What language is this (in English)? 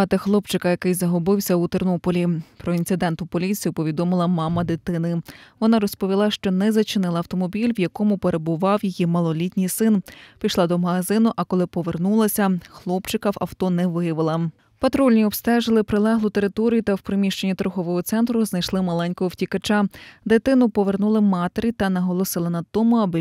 Ukrainian